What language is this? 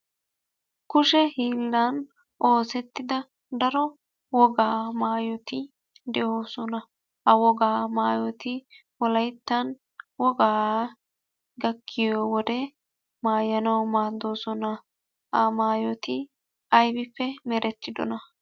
Wolaytta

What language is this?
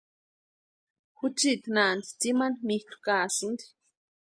Western Highland Purepecha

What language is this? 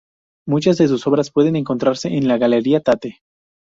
Spanish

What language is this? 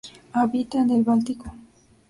Spanish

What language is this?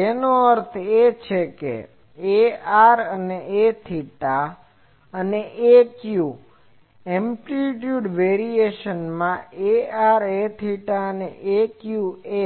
Gujarati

